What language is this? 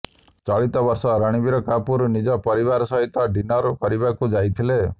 Odia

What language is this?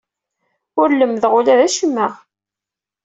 Kabyle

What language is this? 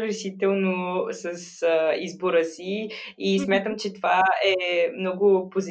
Bulgarian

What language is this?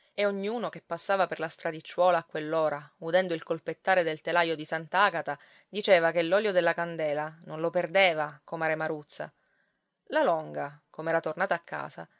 Italian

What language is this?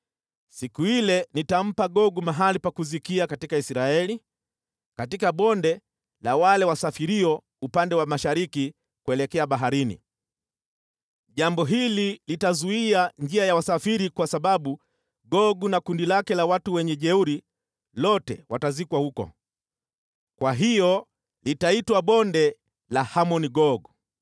Swahili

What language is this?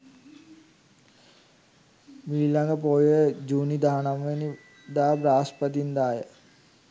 Sinhala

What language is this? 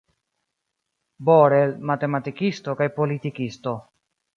Esperanto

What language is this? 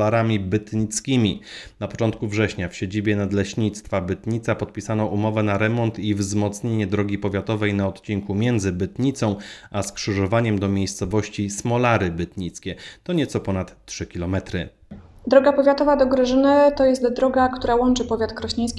Polish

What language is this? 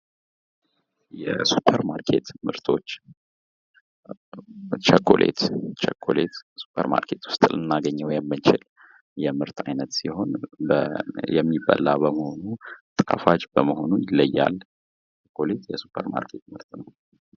Amharic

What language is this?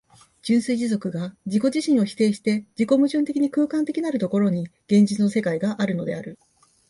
Japanese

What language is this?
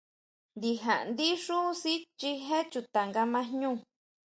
Huautla Mazatec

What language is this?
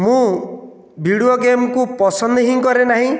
Odia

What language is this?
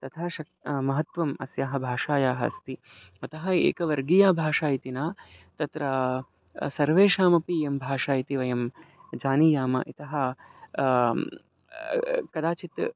Sanskrit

